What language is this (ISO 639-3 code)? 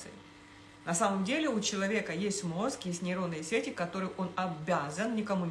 rus